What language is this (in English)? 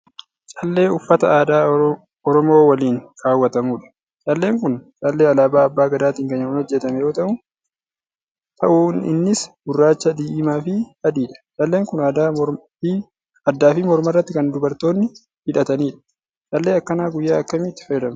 Oromo